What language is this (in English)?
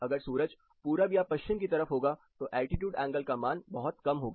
Hindi